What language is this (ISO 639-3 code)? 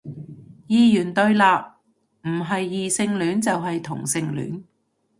yue